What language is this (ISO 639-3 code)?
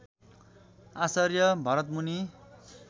nep